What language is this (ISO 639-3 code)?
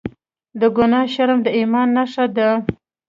pus